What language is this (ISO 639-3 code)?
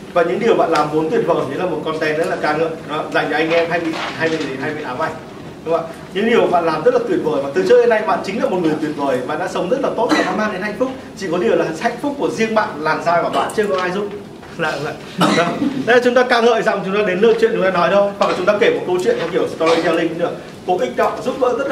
vie